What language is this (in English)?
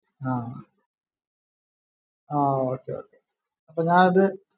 Malayalam